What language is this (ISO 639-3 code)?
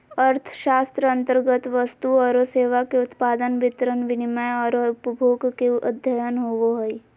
mag